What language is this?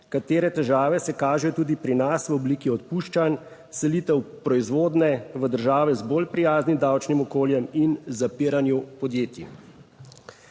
Slovenian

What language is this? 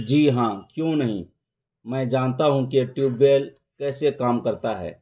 Urdu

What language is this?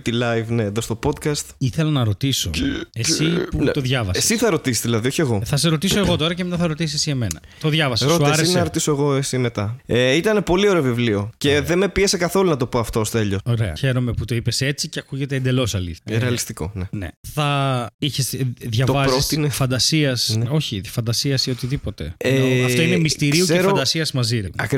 Greek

